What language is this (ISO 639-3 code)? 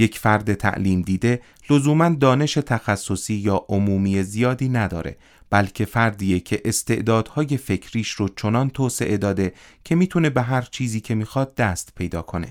fas